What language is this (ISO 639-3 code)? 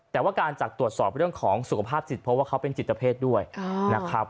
tha